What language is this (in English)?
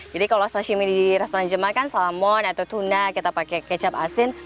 Indonesian